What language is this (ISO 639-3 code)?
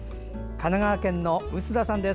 jpn